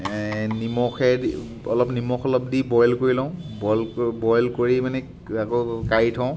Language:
Assamese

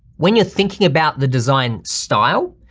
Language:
English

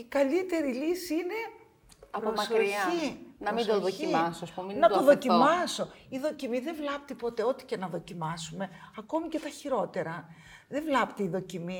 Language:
Greek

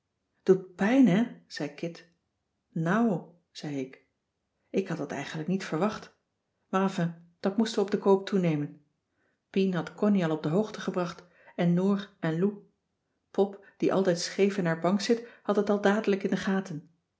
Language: Dutch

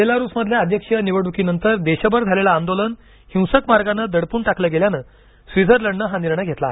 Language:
Marathi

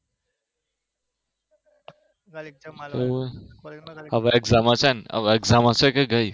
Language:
Gujarati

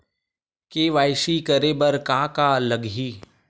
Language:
Chhattisgarhi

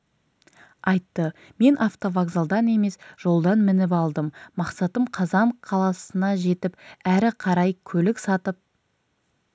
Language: Kazakh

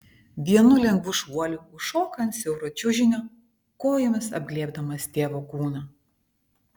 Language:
Lithuanian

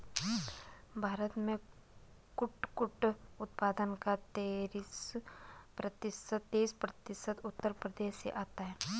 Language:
Hindi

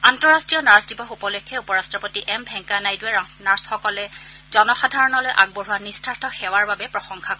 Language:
Assamese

